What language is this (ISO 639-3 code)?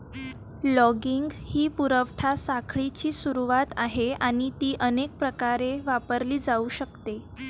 mar